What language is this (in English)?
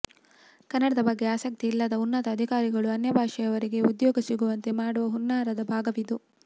Kannada